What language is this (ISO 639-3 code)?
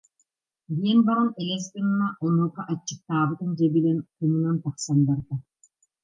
sah